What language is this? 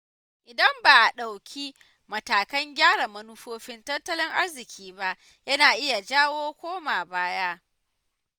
Hausa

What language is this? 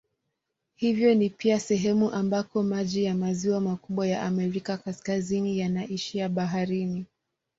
Swahili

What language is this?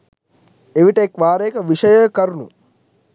Sinhala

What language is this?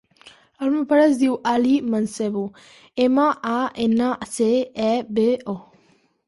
Catalan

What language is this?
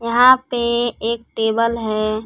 Hindi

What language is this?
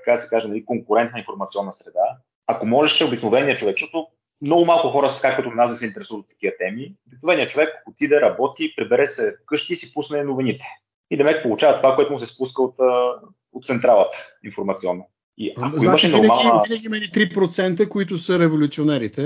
Bulgarian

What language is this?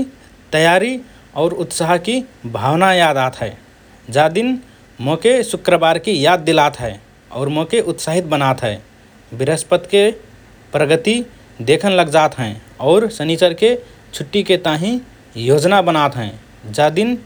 Rana Tharu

